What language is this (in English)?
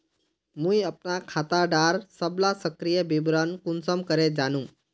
Magahi